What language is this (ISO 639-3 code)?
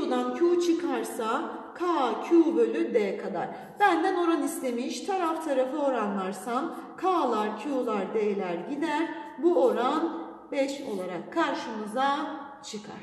tur